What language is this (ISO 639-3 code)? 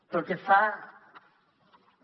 cat